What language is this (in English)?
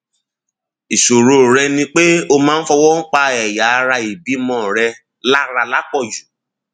Yoruba